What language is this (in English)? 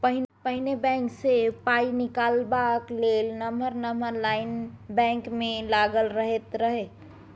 Maithili